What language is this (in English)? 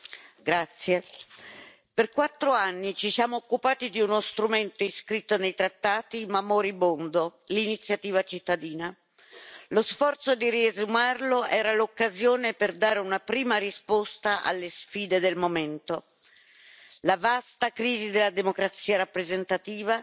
Italian